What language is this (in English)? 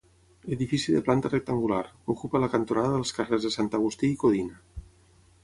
Catalan